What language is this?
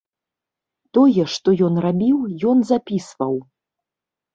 Belarusian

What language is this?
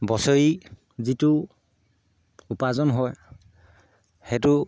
Assamese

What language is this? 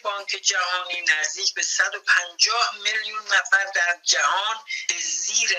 Persian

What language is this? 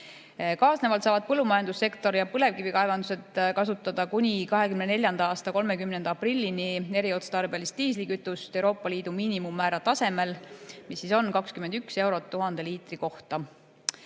Estonian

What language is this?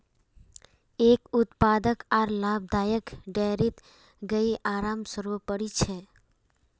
Magahi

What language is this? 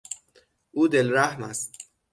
Persian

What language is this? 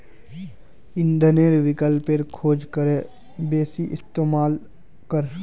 Magahi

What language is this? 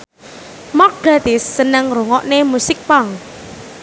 Javanese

